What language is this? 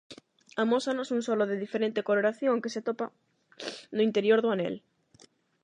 Galician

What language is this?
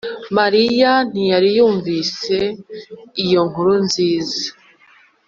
Kinyarwanda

